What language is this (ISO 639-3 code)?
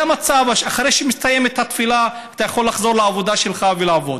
heb